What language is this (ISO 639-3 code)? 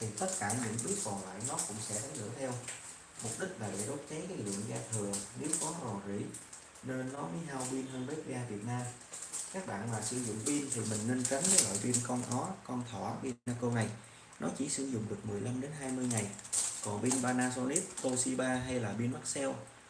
vie